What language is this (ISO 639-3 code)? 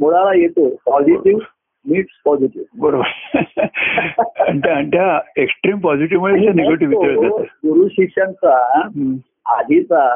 mar